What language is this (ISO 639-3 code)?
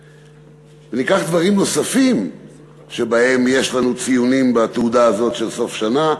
heb